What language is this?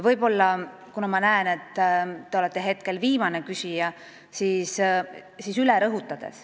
Estonian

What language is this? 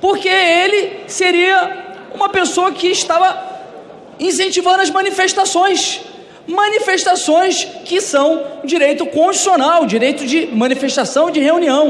Portuguese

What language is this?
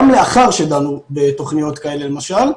Hebrew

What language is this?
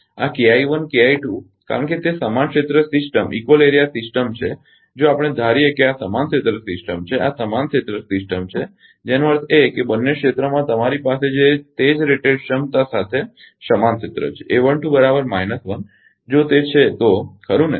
Gujarati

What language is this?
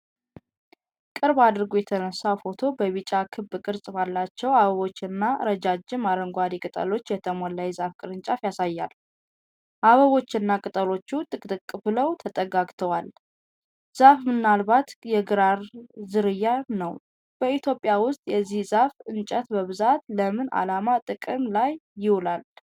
Amharic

